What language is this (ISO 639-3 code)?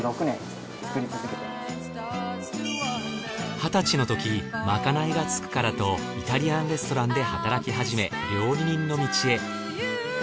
jpn